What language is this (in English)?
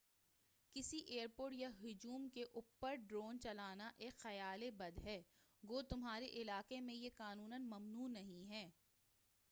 Urdu